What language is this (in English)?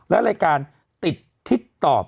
Thai